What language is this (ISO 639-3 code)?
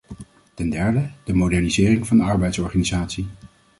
nld